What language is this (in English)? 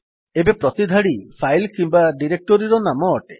Odia